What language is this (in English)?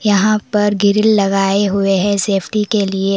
Hindi